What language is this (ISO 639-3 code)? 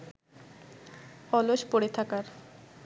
ben